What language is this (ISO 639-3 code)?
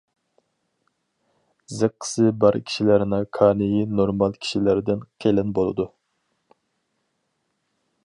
uig